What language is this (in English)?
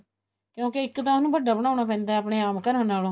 Punjabi